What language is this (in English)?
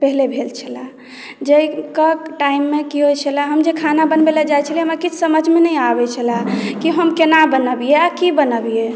Maithili